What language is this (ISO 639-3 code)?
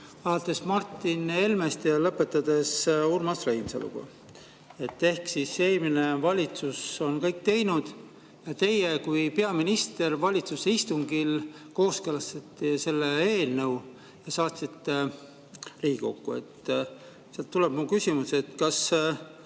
est